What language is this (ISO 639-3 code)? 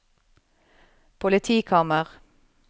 nor